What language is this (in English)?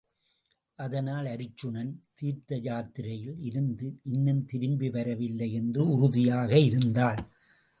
Tamil